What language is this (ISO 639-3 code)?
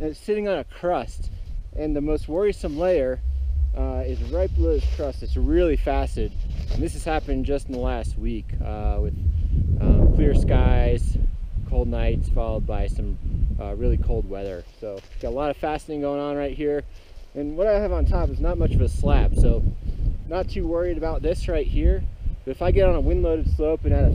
eng